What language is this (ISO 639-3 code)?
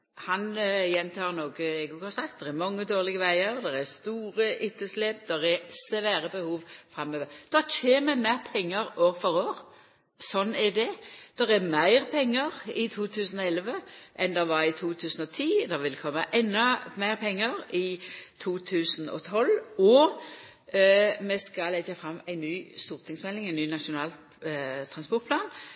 nno